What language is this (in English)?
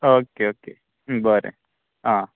Konkani